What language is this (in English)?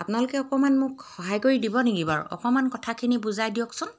Assamese